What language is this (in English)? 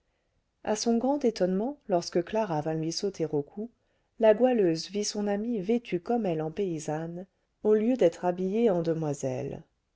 French